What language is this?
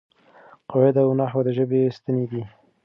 Pashto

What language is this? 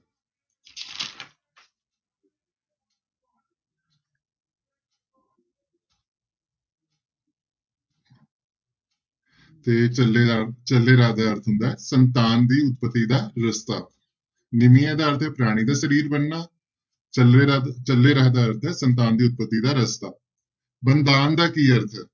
Punjabi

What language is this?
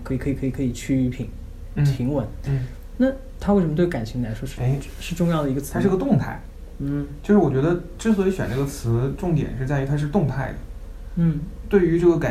Chinese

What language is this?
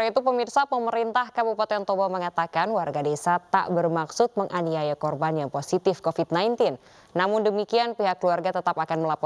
Indonesian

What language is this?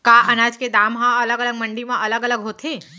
Chhattisgarhi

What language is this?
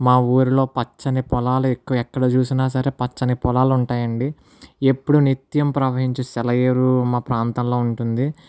Telugu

